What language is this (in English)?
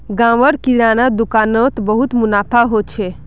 Magahi